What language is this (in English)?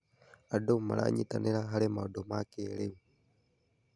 Kikuyu